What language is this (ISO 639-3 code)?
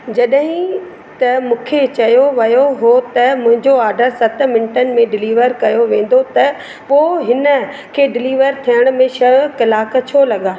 snd